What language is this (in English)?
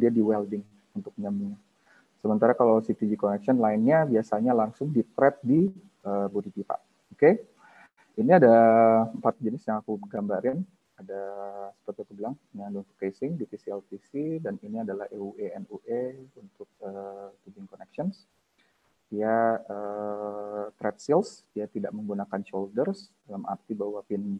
Indonesian